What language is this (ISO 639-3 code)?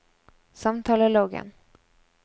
nor